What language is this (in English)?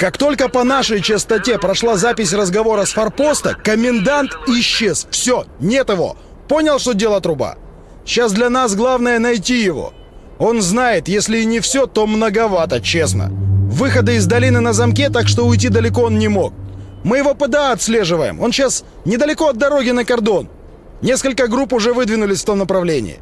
Russian